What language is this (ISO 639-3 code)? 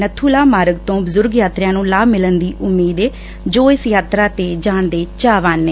pan